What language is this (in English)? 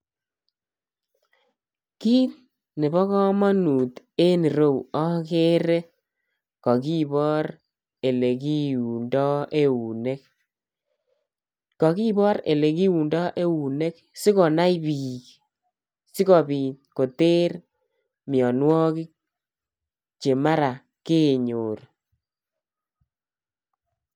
Kalenjin